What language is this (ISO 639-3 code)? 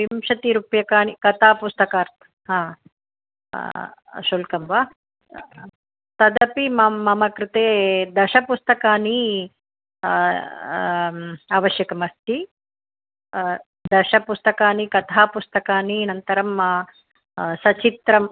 san